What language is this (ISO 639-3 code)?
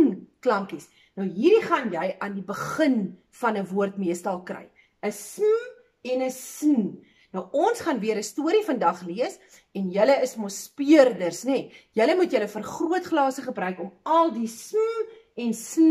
nld